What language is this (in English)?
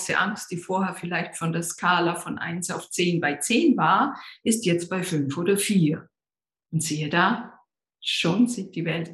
German